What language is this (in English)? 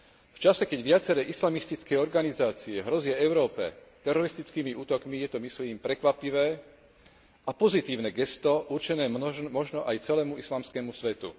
Slovak